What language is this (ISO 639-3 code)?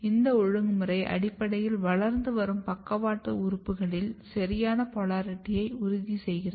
tam